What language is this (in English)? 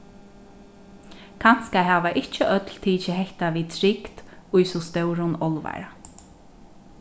Faroese